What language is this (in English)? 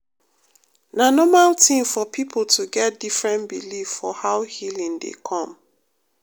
Nigerian Pidgin